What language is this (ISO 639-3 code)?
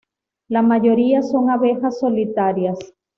spa